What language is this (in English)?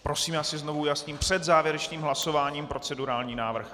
Czech